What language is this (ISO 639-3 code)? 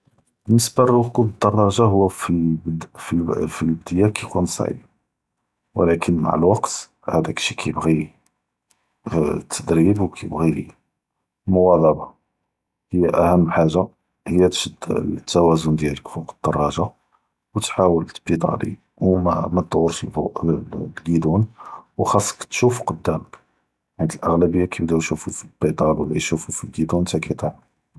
jrb